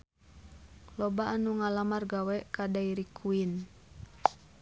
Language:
Sundanese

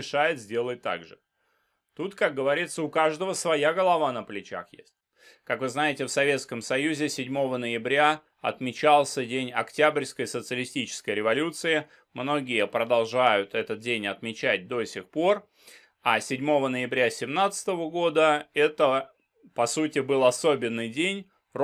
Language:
Russian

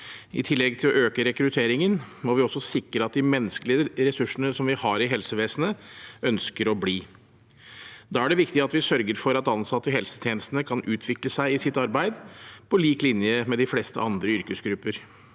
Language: Norwegian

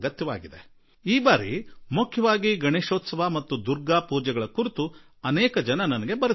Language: Kannada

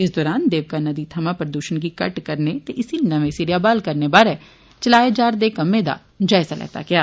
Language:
Dogri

